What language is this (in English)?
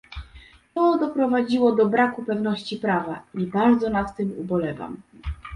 Polish